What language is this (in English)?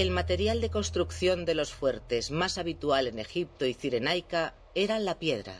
Spanish